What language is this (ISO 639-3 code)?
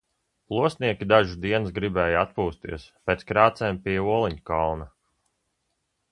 lav